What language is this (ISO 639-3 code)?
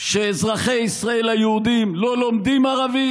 heb